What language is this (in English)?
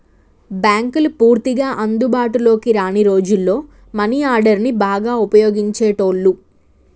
Telugu